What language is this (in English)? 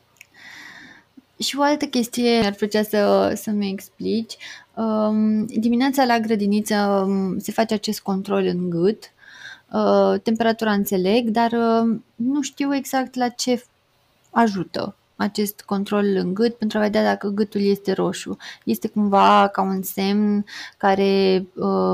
Romanian